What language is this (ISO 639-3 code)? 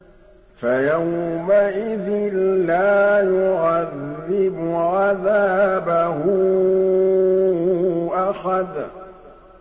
ara